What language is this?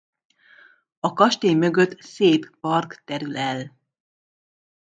Hungarian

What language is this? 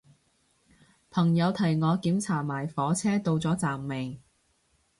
Cantonese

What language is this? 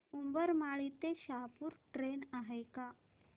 Marathi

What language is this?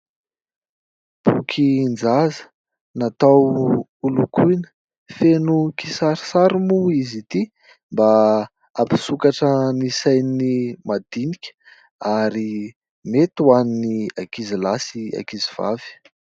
Malagasy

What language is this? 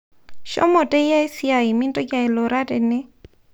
Masai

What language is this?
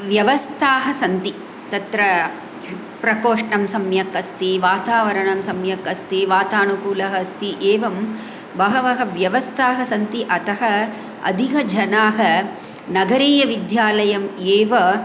Sanskrit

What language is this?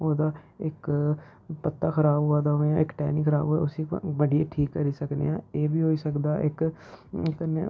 Dogri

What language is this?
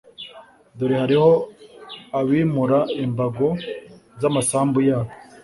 Kinyarwanda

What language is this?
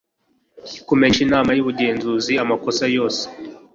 Kinyarwanda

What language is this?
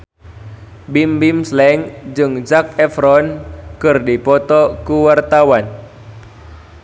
Sundanese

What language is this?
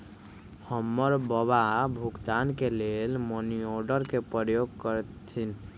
Magahi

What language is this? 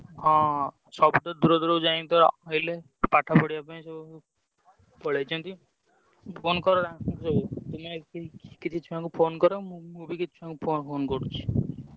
Odia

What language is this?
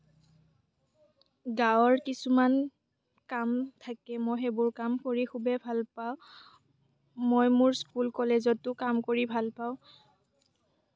Assamese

